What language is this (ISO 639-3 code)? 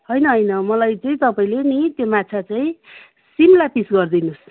nep